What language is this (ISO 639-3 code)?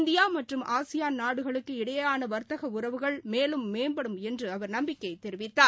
tam